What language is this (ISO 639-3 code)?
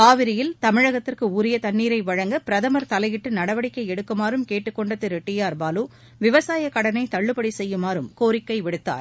tam